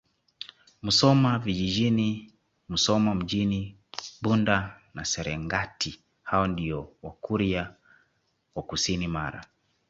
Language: Swahili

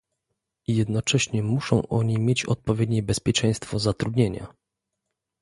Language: Polish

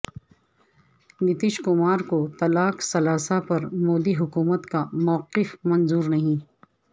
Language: Urdu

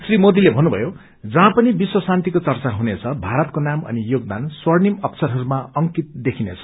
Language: Nepali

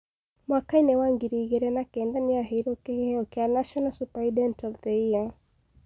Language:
Kikuyu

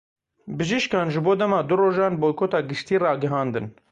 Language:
Kurdish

